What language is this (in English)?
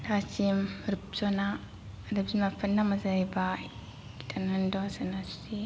Bodo